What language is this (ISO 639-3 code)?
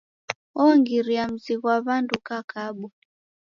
dav